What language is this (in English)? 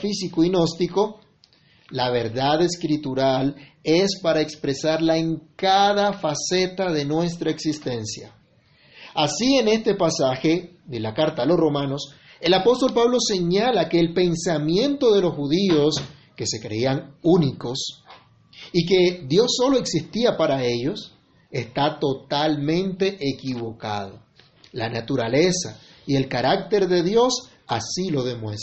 Spanish